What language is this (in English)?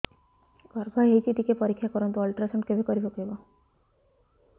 Odia